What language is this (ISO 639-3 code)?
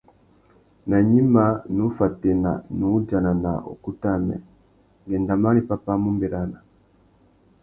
bag